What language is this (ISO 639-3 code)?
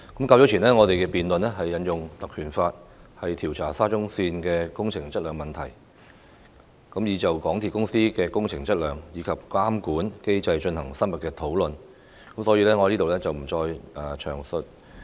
yue